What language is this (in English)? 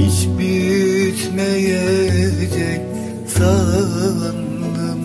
Turkish